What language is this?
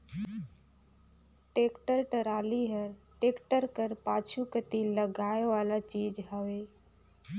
Chhattisgarhi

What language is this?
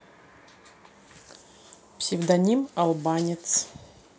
Russian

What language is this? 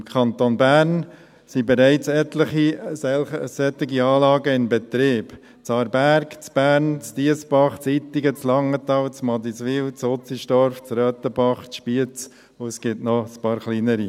Swiss German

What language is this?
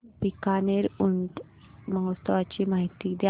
Marathi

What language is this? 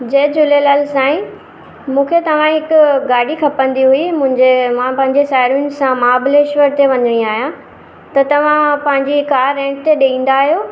Sindhi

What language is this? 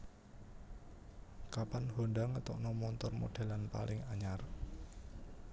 Javanese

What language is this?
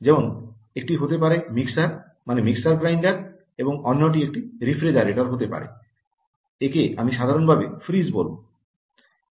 Bangla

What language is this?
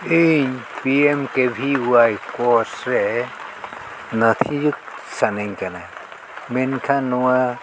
Santali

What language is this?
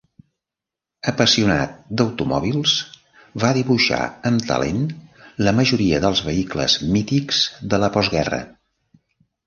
Catalan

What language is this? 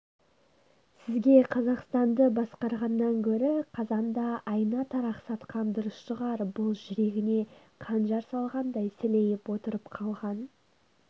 Kazakh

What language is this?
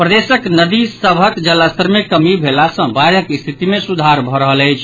Maithili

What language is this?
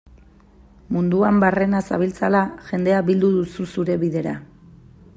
Basque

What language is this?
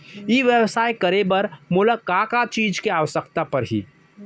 Chhattisgarhi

